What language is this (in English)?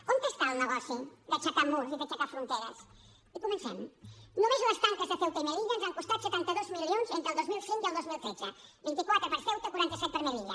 Catalan